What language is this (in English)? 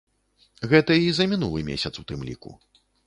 Belarusian